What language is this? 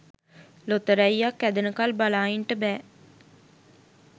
Sinhala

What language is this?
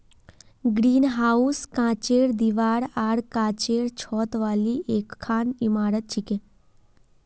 Magahi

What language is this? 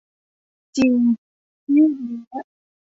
Thai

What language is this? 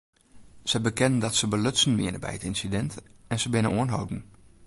Western Frisian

